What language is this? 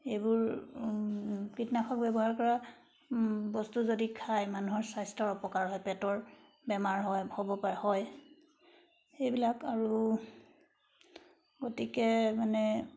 Assamese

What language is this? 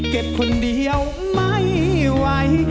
Thai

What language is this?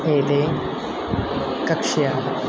Sanskrit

